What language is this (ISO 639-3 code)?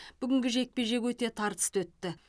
kaz